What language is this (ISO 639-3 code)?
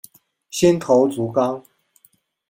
zho